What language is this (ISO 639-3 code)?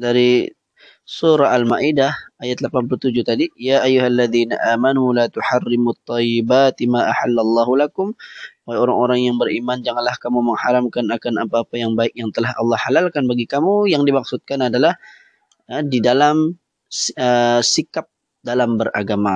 msa